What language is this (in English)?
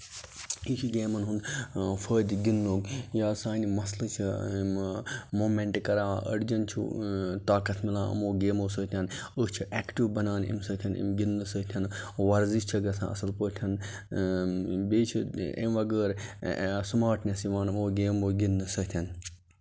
Kashmiri